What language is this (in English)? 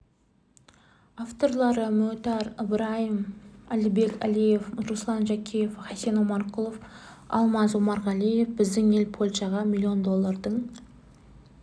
Kazakh